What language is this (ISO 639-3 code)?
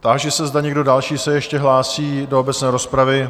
ces